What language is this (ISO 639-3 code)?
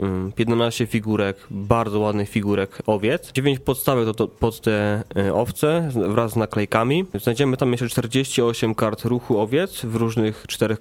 pol